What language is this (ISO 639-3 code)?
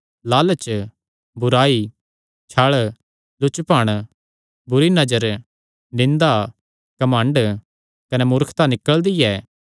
xnr